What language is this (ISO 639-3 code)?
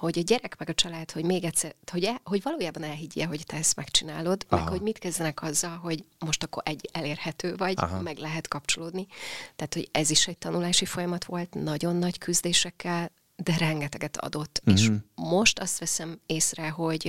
hun